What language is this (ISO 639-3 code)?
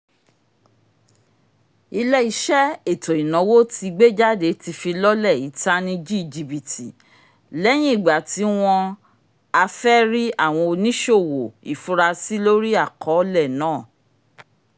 yor